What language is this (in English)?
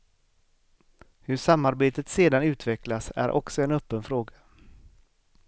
Swedish